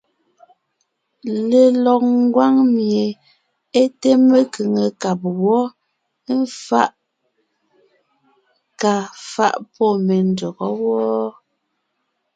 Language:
Ngiemboon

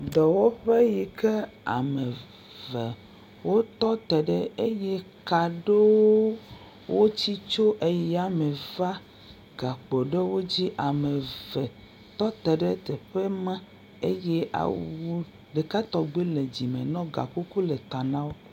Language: Ewe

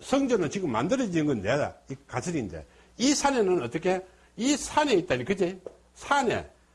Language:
Korean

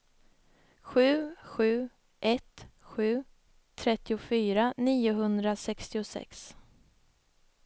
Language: Swedish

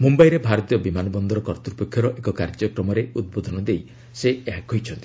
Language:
Odia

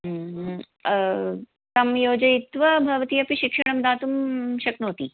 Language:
Sanskrit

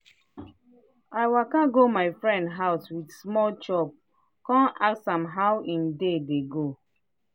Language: Nigerian Pidgin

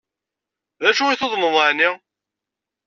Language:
Kabyle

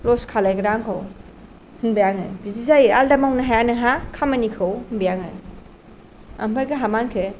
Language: Bodo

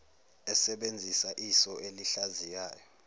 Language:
Zulu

